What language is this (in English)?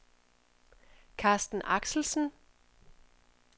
Danish